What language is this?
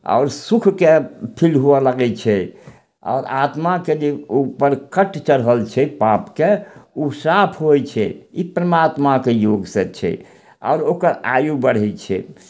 Maithili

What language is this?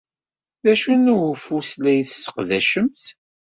Kabyle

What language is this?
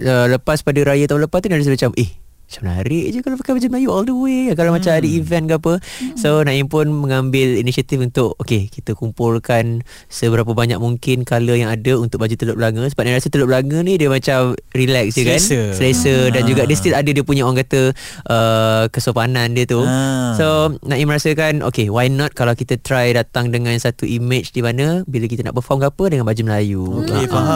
Malay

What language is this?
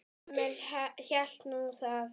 Icelandic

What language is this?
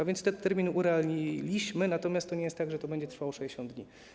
Polish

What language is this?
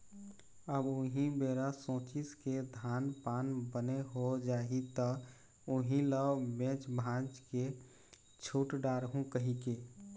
Chhattisgarhi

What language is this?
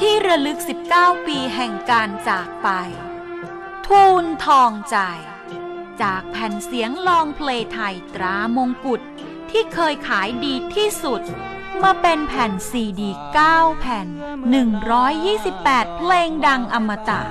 Thai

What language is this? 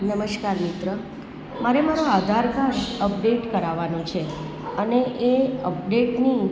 Gujarati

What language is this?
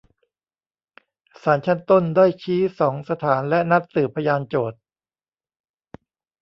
Thai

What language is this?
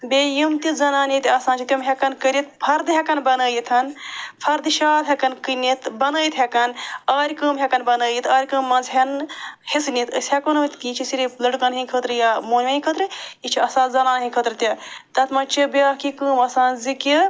Kashmiri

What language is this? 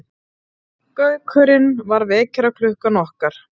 Icelandic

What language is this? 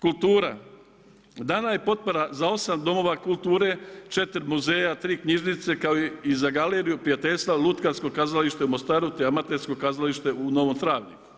Croatian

